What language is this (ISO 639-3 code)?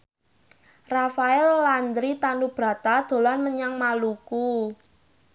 jav